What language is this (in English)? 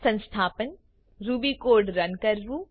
Gujarati